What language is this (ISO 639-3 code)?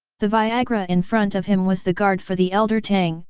eng